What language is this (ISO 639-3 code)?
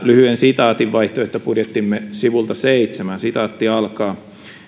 fin